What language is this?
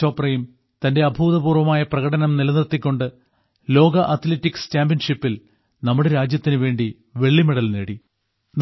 Malayalam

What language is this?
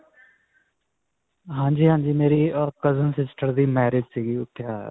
Punjabi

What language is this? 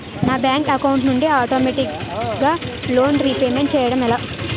Telugu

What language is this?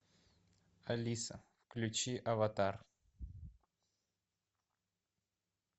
Russian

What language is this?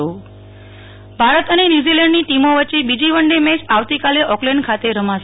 Gujarati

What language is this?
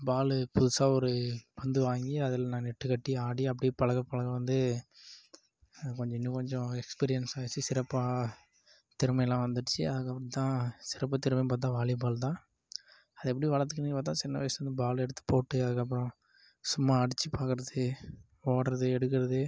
Tamil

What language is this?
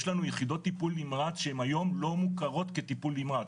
Hebrew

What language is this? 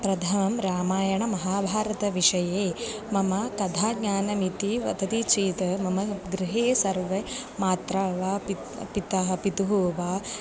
Sanskrit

